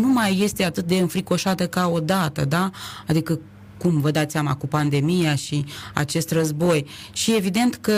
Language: Romanian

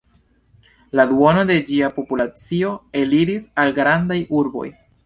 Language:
Esperanto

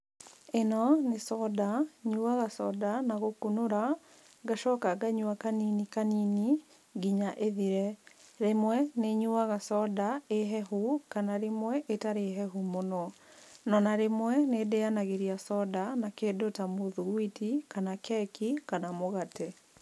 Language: Kikuyu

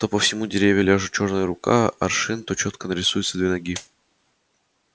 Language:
Russian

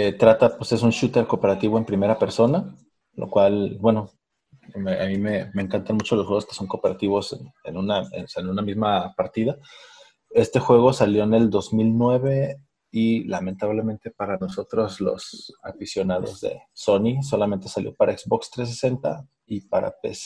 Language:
Spanish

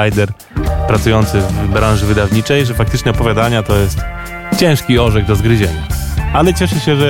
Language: Polish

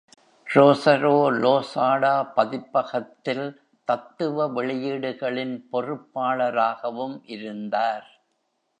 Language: Tamil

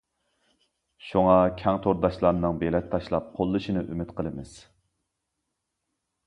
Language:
Uyghur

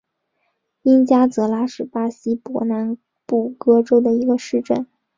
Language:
Chinese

